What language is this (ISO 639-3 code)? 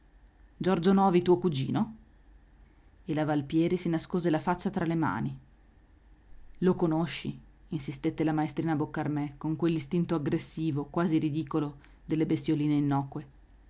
ita